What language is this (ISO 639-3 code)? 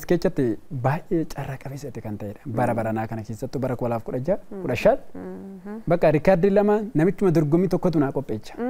ara